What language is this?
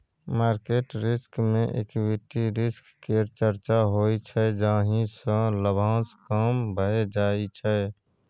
Maithili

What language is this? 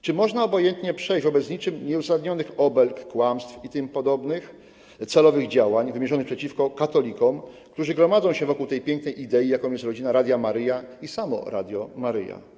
Polish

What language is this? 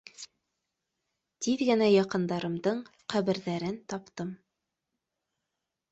Bashkir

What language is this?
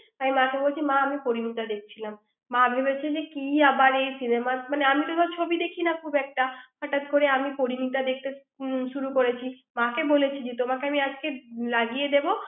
Bangla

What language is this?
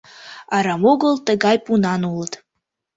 Mari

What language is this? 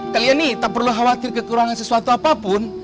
Indonesian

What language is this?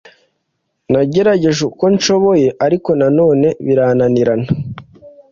Kinyarwanda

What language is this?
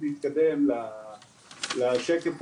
Hebrew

